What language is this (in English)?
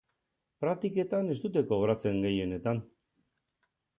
Basque